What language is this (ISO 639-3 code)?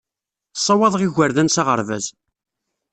kab